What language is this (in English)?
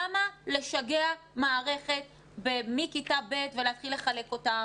Hebrew